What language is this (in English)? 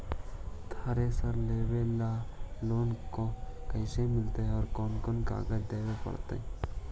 Magahi